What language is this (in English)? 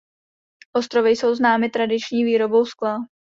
Czech